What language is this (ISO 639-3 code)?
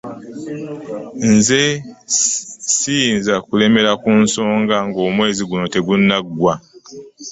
lug